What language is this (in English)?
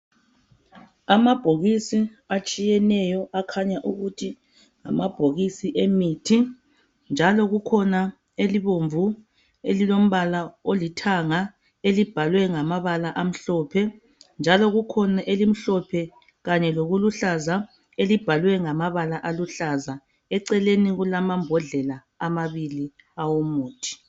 North Ndebele